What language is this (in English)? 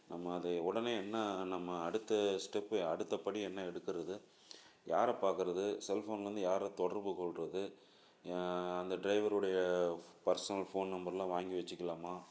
Tamil